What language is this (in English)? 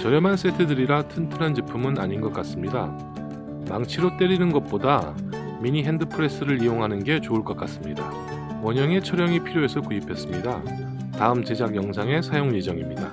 Korean